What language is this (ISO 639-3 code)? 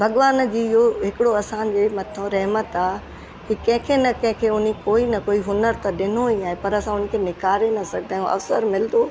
snd